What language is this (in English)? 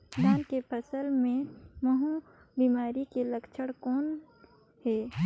Chhattisgarhi